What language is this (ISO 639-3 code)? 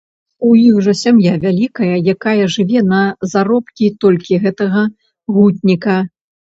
bel